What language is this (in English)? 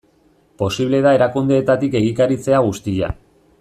Basque